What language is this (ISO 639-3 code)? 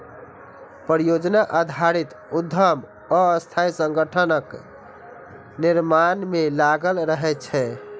mai